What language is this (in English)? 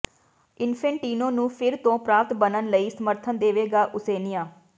Punjabi